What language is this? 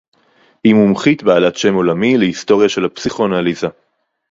Hebrew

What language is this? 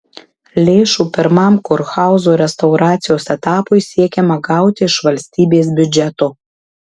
Lithuanian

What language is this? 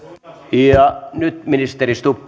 Finnish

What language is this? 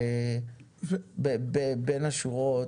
Hebrew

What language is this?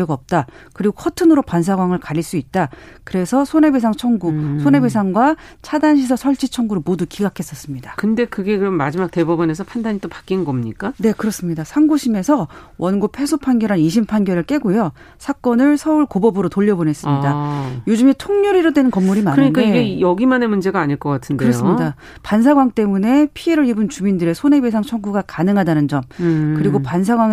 Korean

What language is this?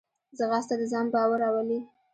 Pashto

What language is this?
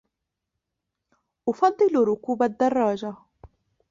Arabic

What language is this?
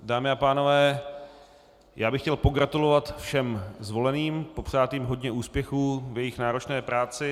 Czech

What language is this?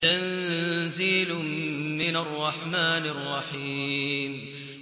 Arabic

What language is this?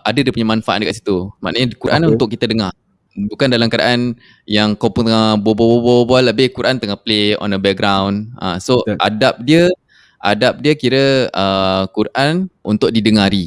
Malay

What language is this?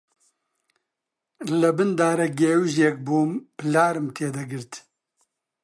Central Kurdish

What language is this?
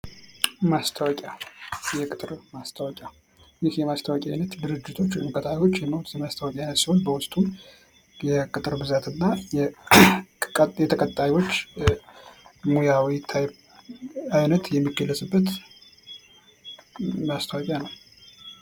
Amharic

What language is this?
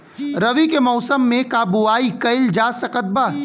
Bhojpuri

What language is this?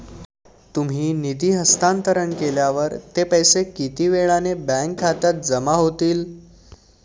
Marathi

